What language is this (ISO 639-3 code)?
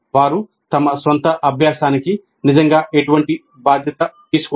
tel